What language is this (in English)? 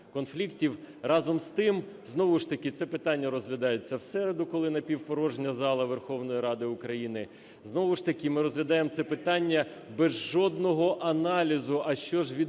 Ukrainian